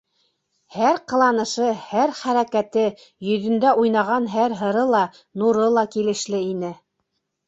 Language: Bashkir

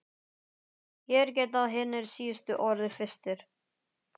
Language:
Icelandic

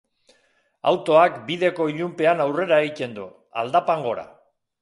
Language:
Basque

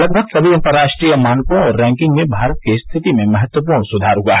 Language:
Hindi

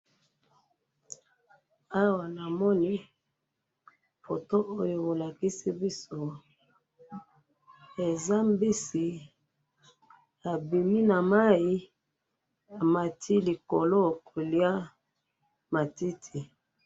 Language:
Lingala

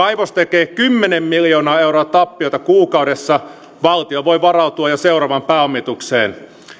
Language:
Finnish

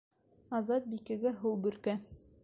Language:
Bashkir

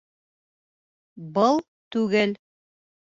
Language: Bashkir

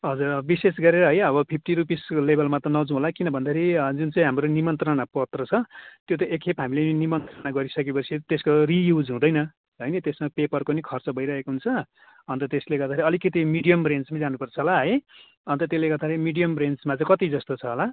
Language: Nepali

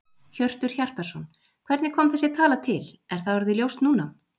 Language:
Icelandic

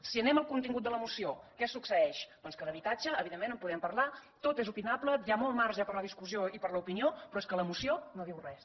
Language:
Catalan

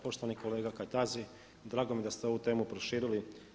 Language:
Croatian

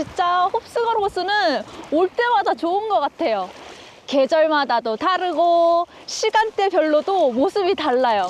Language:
Korean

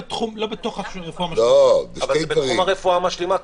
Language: Hebrew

